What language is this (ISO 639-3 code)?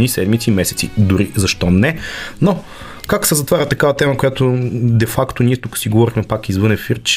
bul